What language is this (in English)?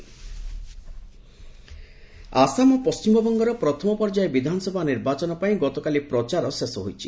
Odia